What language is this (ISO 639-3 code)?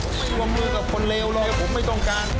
tha